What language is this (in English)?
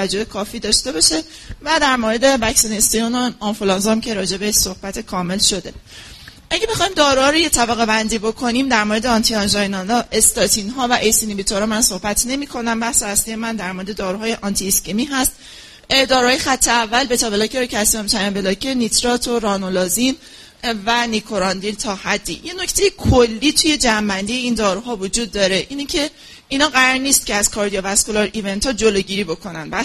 Persian